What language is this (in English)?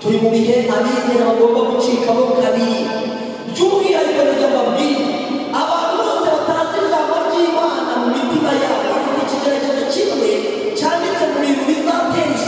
Korean